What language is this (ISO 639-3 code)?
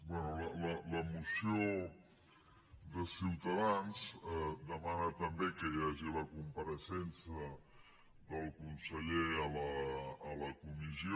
cat